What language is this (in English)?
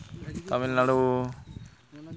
Santali